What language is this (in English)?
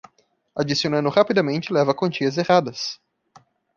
Portuguese